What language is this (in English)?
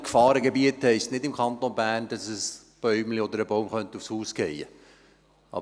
Swiss German